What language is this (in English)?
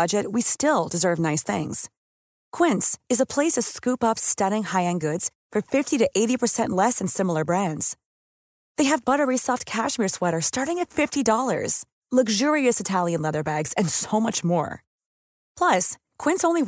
Filipino